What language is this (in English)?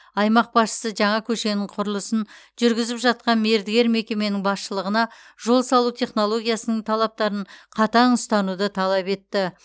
Kazakh